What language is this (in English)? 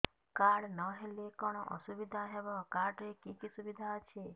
Odia